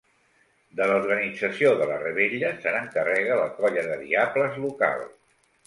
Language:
Catalan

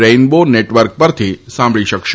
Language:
Gujarati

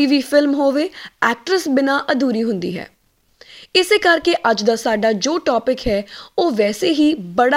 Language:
Punjabi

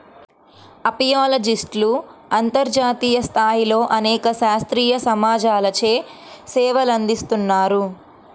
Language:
Telugu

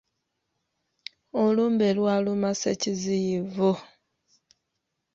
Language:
Ganda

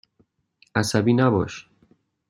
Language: Persian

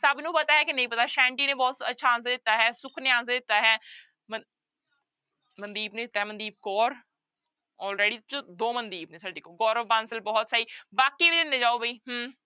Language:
Punjabi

